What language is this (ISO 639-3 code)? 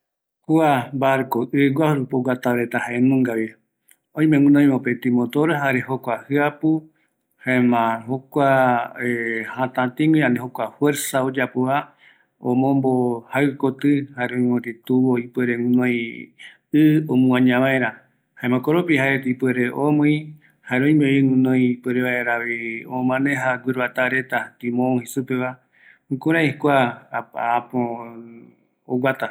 gui